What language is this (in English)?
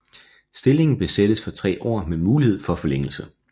Danish